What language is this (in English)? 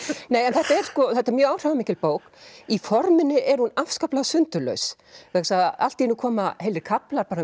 Icelandic